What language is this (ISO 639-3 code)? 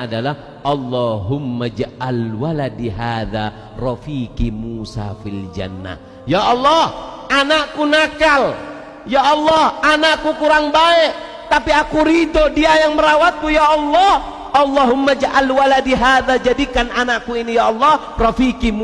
ind